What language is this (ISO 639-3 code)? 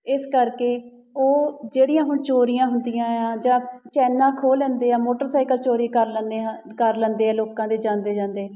pan